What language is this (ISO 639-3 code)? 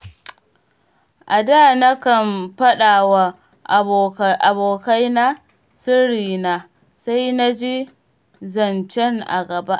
hau